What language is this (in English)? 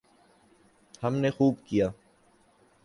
Urdu